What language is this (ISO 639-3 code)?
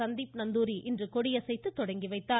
tam